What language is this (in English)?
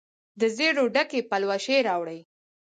Pashto